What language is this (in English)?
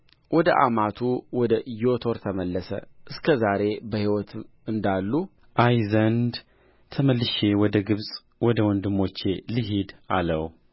Amharic